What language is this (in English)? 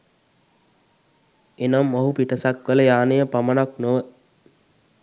Sinhala